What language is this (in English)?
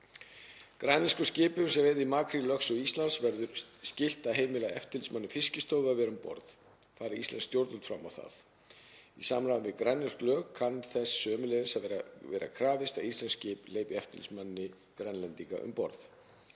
Icelandic